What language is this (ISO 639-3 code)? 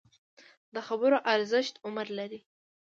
pus